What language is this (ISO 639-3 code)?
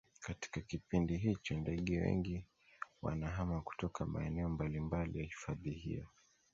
swa